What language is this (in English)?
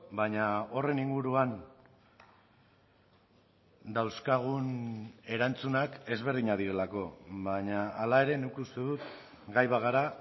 Basque